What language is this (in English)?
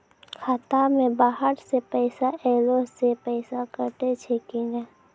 Maithili